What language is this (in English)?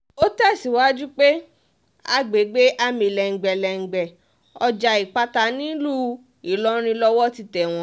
Yoruba